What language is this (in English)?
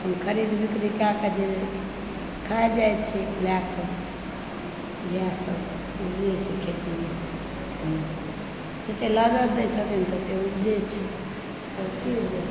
Maithili